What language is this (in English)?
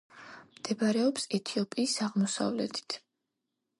Georgian